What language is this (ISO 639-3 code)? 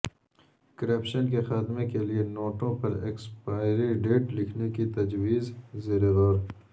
urd